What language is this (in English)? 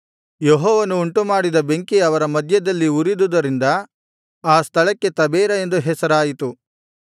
Kannada